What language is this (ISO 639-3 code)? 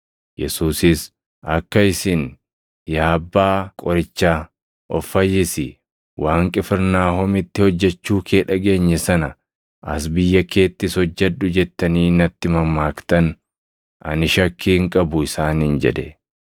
orm